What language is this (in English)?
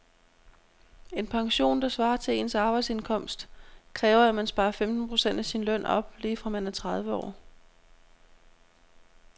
Danish